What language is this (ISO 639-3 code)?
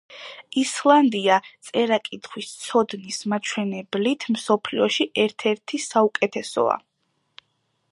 kat